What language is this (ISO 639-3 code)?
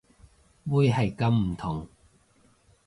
yue